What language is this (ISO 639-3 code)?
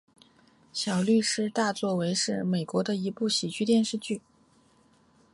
zho